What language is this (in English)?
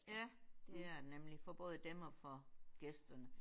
Danish